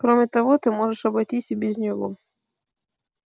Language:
Russian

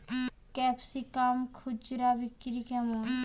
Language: Bangla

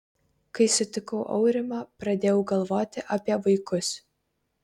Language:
Lithuanian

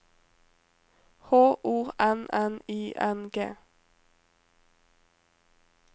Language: Norwegian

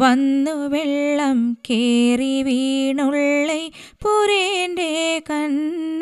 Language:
Malayalam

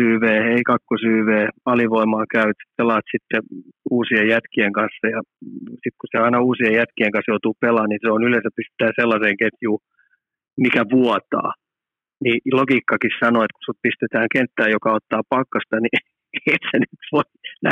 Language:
Finnish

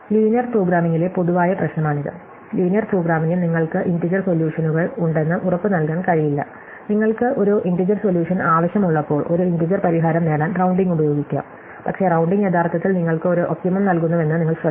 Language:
Malayalam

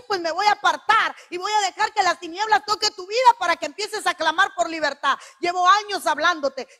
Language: Spanish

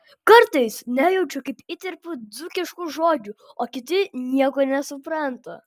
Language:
Lithuanian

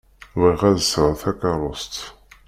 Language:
Kabyle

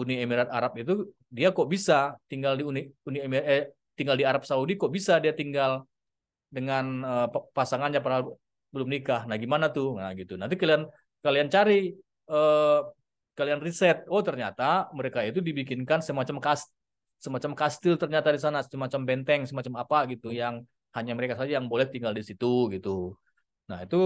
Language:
Indonesian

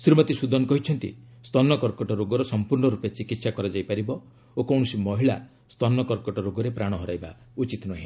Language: Odia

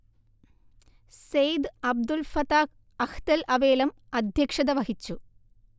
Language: Malayalam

